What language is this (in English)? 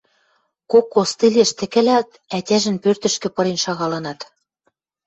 Western Mari